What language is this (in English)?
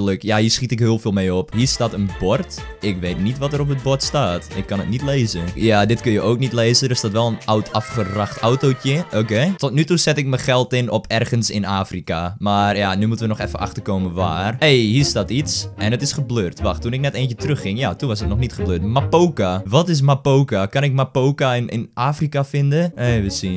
Dutch